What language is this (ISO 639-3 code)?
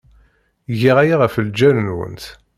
kab